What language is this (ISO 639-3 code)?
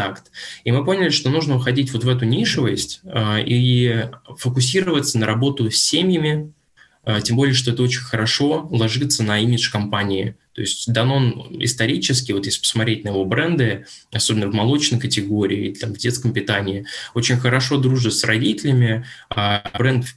rus